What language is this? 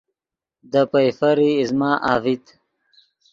Yidgha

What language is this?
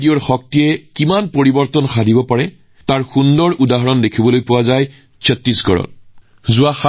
Assamese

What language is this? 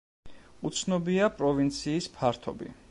Georgian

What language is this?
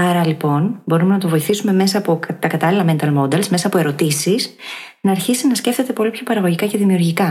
Greek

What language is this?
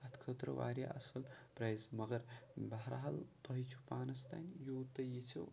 Kashmiri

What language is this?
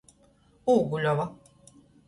Latgalian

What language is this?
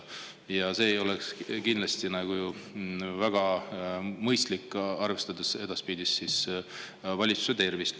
Estonian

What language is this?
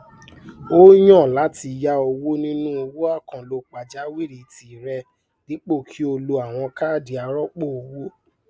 Yoruba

